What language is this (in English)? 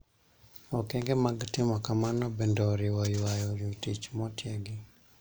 Luo (Kenya and Tanzania)